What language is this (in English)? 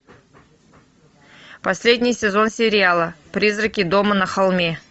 Russian